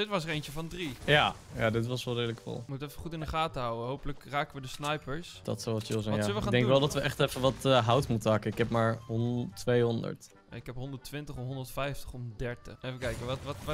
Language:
Dutch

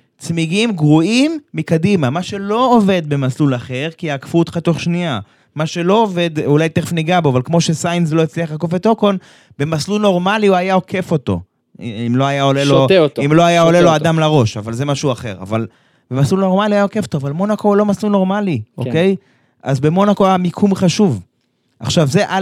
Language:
Hebrew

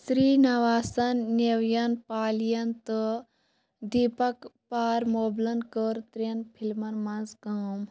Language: Kashmiri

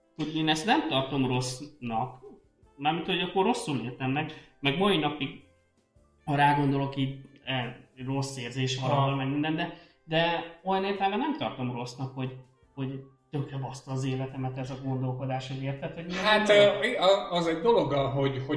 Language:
Hungarian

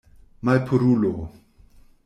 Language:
Esperanto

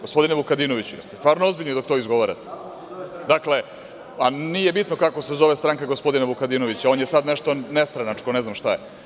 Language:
Serbian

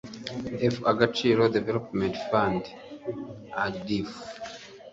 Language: Kinyarwanda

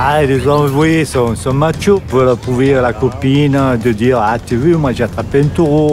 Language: French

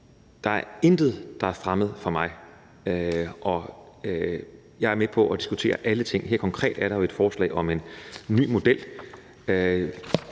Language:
Danish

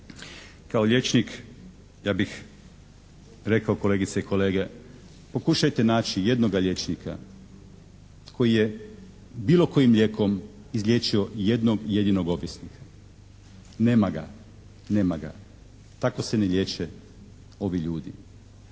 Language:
Croatian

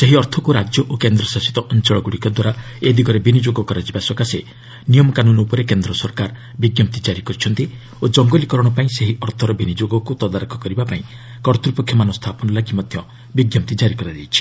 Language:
Odia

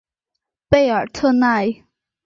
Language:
Chinese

